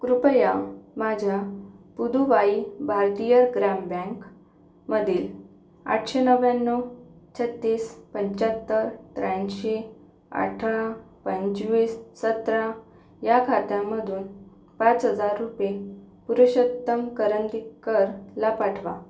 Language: Marathi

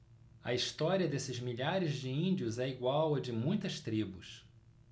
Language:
Portuguese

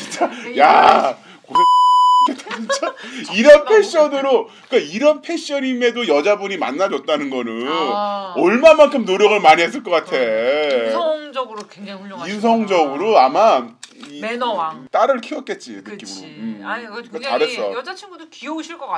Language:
Korean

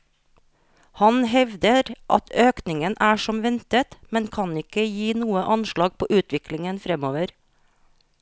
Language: Norwegian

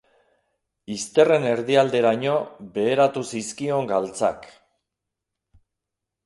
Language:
Basque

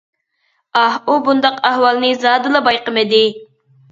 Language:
Uyghur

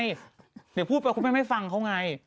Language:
Thai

